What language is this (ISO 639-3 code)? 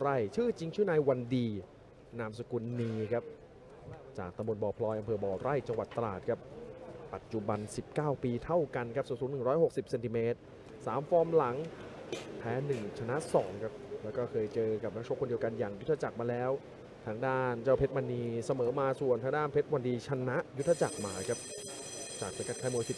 tha